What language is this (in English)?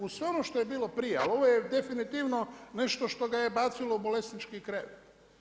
Croatian